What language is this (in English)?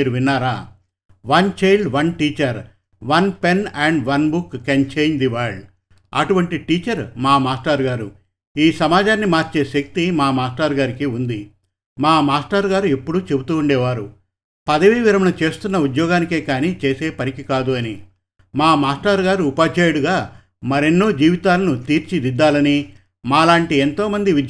Telugu